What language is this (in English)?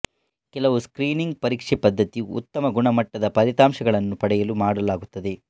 Kannada